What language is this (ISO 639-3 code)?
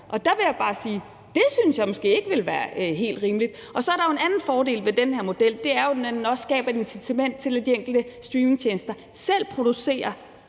dan